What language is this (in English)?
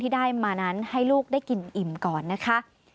Thai